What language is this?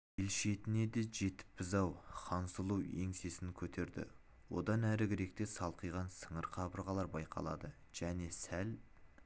Kazakh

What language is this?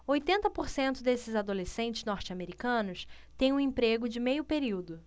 Portuguese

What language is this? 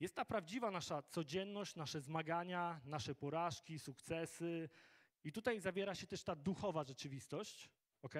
Polish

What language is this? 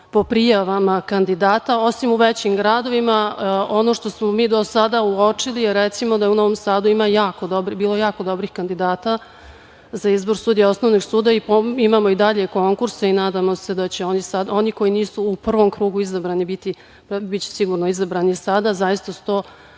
Serbian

